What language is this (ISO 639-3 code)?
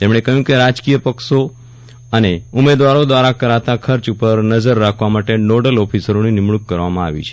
guj